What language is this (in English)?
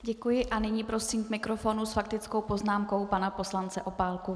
Czech